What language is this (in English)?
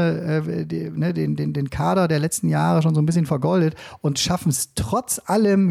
German